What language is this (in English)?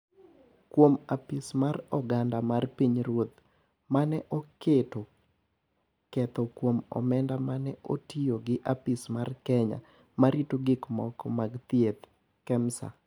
Luo (Kenya and Tanzania)